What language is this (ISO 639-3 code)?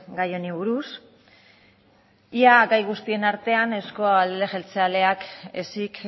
eus